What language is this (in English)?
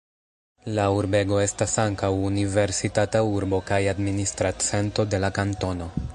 Esperanto